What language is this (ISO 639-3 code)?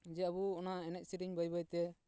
sat